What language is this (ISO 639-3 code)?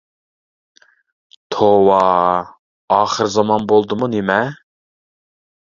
uig